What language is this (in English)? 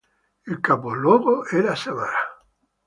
Italian